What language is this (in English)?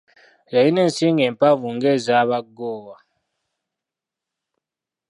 Ganda